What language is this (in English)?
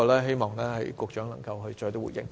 Cantonese